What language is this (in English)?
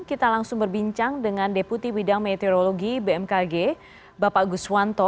Indonesian